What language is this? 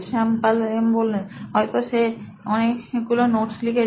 Bangla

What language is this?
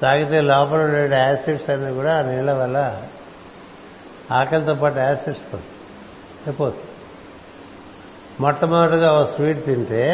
Telugu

